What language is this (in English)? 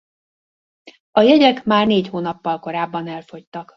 Hungarian